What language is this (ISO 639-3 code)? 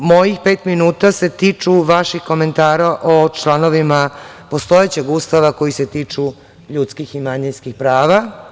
srp